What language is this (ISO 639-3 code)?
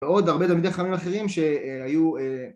heb